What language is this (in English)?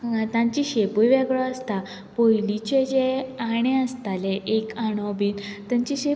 Konkani